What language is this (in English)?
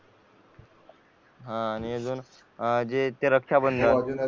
Marathi